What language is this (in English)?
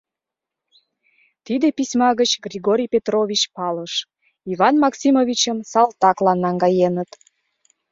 Mari